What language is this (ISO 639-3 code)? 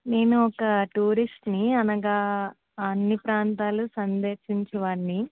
tel